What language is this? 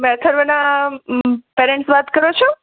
Gujarati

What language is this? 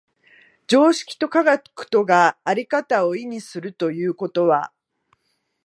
Japanese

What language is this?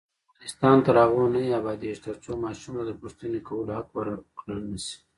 Pashto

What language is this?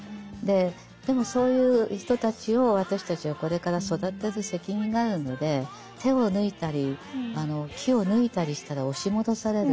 Japanese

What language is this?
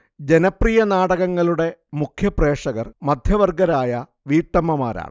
Malayalam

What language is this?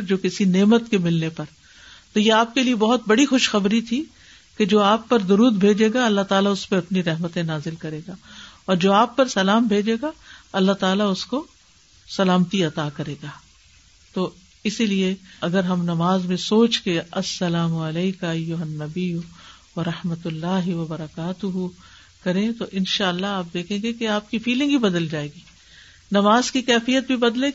Urdu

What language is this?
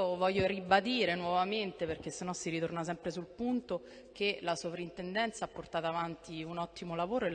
Italian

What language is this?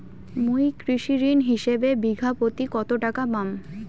Bangla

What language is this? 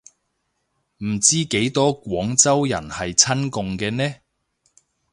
Cantonese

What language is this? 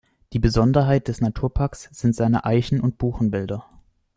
German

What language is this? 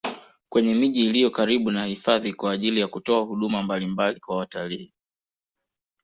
Swahili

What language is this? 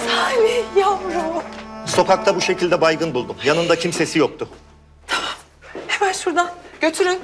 Turkish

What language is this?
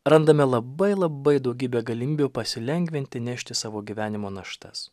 Lithuanian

